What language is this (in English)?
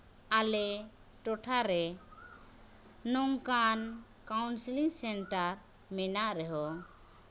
Santali